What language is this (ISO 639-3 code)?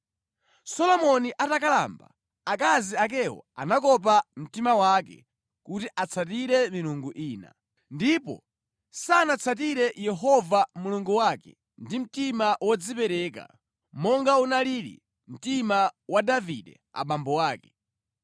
nya